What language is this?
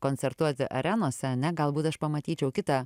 Lithuanian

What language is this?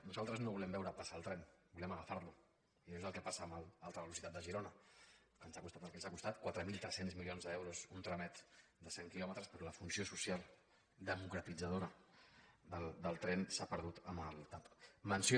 Catalan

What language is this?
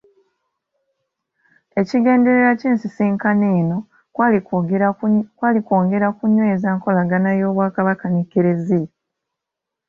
Ganda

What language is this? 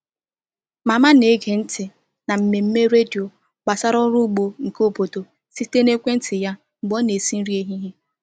Igbo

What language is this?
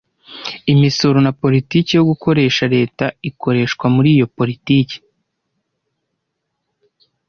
Kinyarwanda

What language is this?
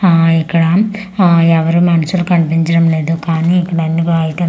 Telugu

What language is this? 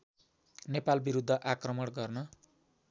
Nepali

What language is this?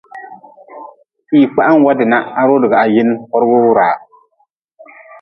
Nawdm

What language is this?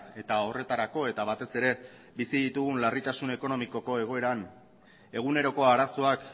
Basque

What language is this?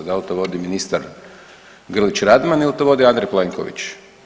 Croatian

